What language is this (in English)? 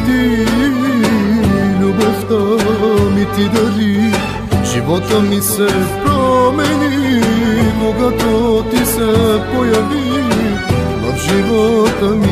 Romanian